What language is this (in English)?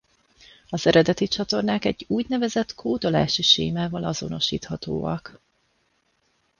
Hungarian